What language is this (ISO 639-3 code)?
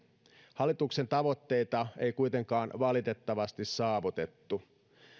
fin